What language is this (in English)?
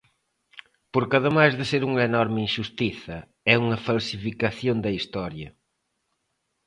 Galician